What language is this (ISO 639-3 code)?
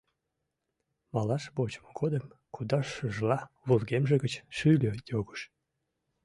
chm